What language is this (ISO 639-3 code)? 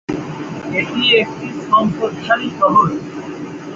ben